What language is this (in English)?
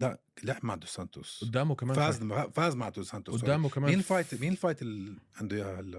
Arabic